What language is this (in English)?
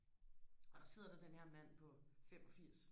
Danish